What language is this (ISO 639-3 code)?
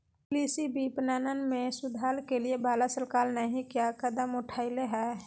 mag